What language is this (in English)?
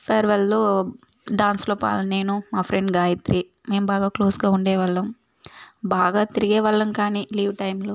Telugu